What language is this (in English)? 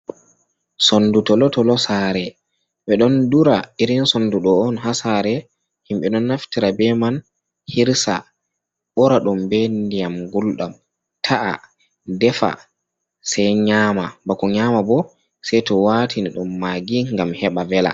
Fula